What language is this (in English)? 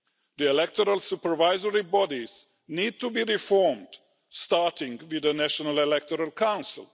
English